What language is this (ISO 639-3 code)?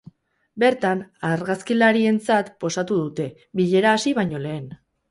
eus